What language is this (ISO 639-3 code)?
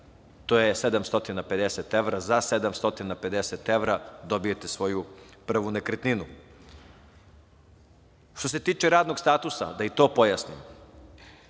srp